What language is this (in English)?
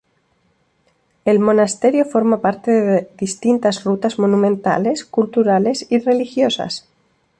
Spanish